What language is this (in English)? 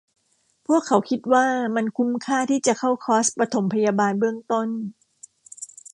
Thai